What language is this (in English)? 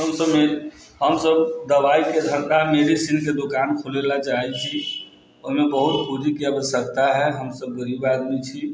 Maithili